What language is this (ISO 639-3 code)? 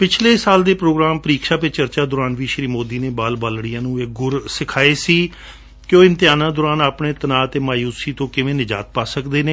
pan